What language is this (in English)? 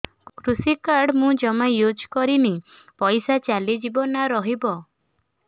Odia